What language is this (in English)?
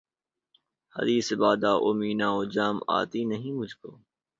Urdu